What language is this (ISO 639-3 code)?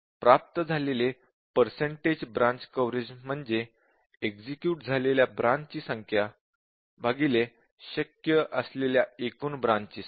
mar